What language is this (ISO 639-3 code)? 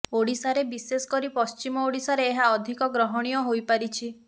ori